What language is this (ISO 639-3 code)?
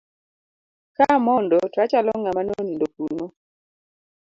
luo